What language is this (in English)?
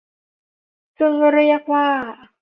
Thai